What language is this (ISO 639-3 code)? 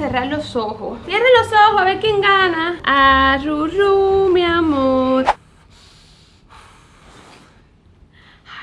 spa